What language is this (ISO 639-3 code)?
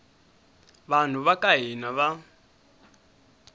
tso